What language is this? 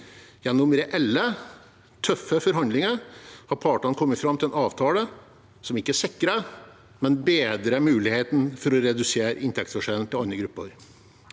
Norwegian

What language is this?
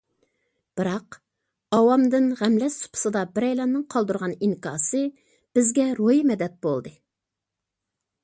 Uyghur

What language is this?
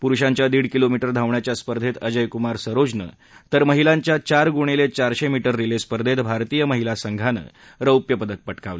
Marathi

